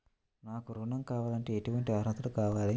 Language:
Telugu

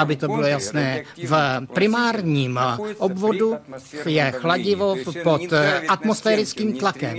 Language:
Czech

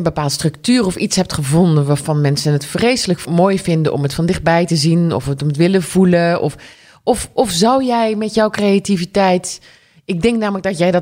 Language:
Dutch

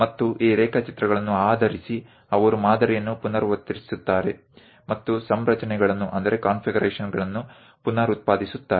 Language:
Kannada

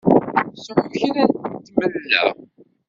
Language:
Kabyle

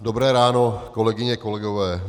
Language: Czech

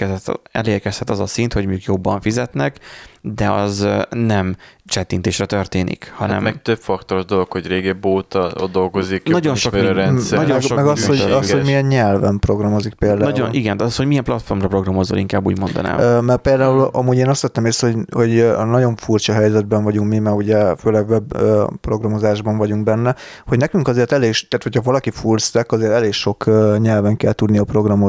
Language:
Hungarian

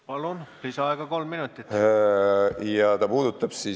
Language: Estonian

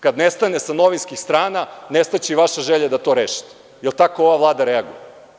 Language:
Serbian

